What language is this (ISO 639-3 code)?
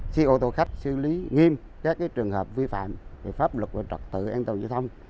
vie